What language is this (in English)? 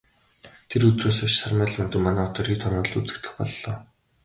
Mongolian